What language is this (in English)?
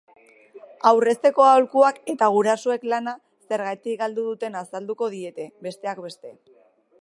Basque